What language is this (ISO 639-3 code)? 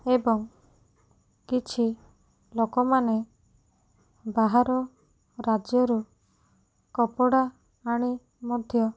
ori